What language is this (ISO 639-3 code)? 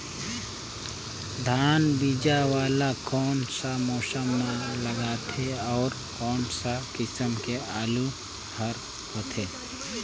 hne